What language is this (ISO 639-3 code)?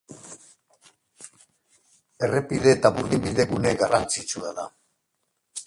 eus